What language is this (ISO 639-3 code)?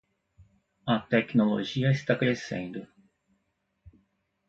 por